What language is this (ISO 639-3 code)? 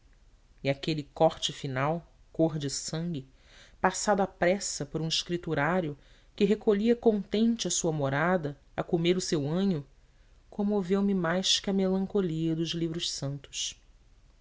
por